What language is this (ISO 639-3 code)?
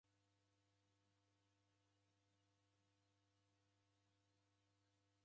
dav